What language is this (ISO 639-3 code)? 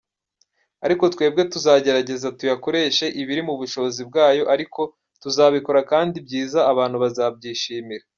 kin